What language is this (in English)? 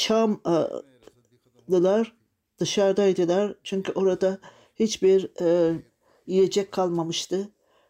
Turkish